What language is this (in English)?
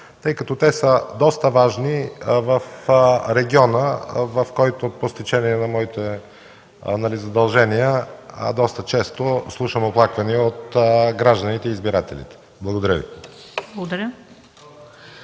Bulgarian